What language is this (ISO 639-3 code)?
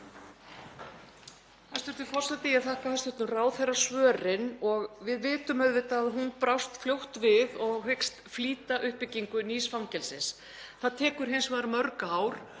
isl